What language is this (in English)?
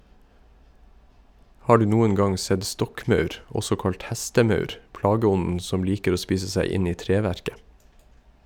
Norwegian